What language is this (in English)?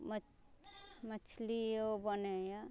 Maithili